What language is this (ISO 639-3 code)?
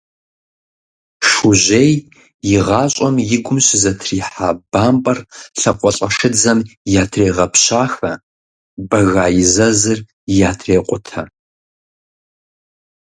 kbd